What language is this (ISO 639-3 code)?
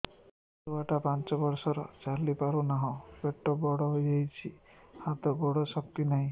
ori